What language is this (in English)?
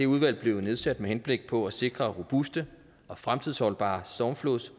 Danish